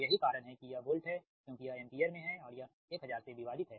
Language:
Hindi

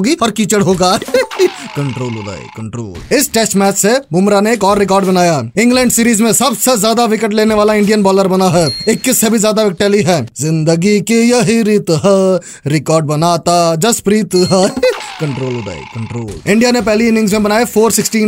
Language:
Hindi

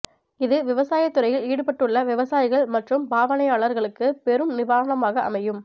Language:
Tamil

